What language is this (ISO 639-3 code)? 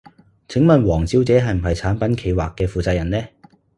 yue